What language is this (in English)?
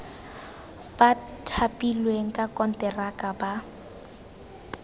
Tswana